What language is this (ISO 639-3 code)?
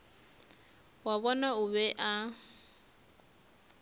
nso